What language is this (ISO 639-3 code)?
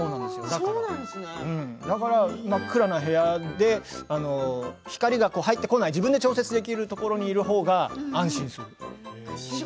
jpn